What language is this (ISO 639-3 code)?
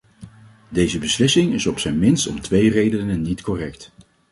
nld